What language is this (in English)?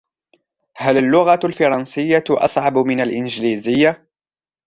Arabic